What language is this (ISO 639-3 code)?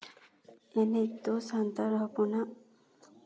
sat